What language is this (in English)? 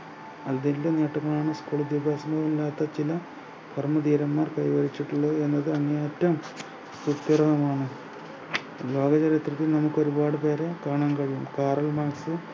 Malayalam